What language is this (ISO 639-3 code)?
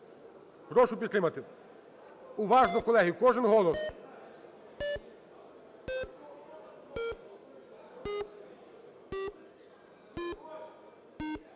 ukr